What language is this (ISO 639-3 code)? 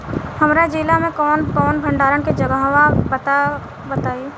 bho